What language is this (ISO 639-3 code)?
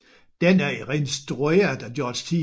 dan